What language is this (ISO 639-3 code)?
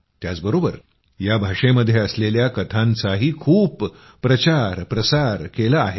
mar